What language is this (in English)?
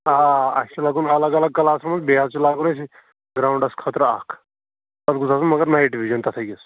Kashmiri